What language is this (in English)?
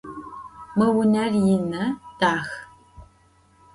Adyghe